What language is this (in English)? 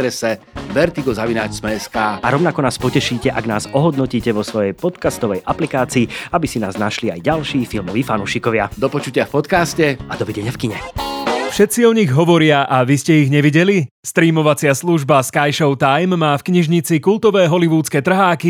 Slovak